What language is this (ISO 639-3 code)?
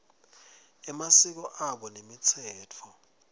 ssw